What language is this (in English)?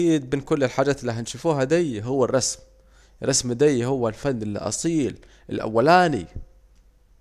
Saidi Arabic